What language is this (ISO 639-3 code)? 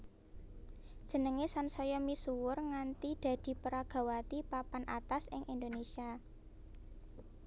jav